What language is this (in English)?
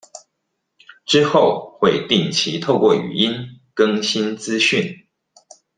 Chinese